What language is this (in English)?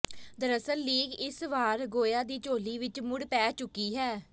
Punjabi